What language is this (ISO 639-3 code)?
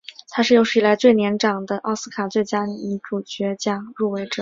zho